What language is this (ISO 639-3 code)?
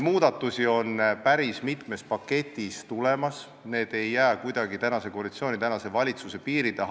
est